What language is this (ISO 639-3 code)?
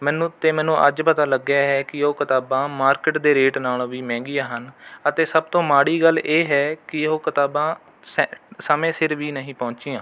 pan